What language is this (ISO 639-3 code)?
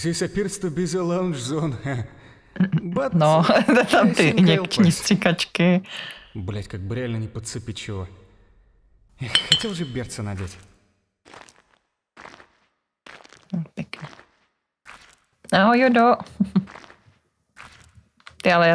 ces